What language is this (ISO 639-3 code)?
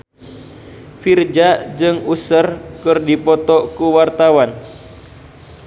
sun